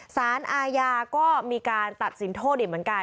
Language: Thai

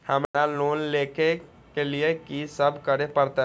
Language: Maithili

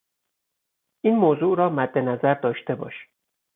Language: Persian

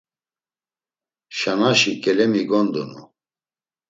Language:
Laz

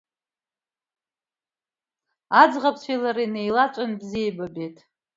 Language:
Abkhazian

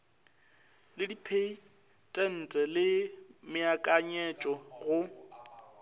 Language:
Northern Sotho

